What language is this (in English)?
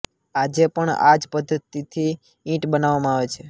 Gujarati